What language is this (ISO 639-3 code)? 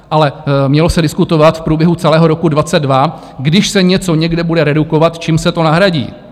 ces